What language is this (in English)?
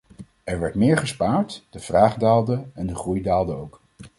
Dutch